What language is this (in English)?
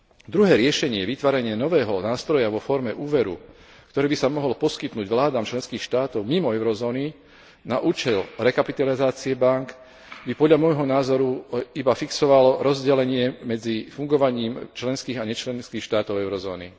Slovak